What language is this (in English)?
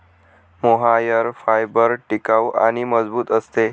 Marathi